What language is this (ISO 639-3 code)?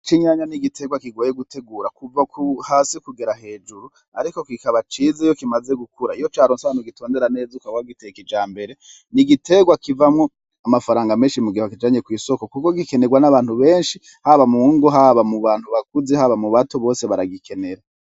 run